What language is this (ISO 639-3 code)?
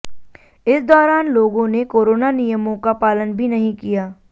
hin